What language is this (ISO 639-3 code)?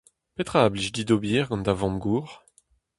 bre